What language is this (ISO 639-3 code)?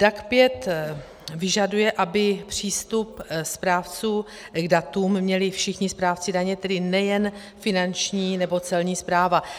ces